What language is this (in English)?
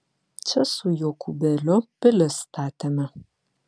Lithuanian